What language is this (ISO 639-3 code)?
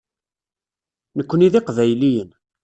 kab